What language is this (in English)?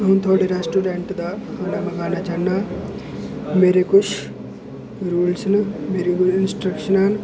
Dogri